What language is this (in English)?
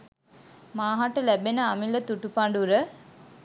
Sinhala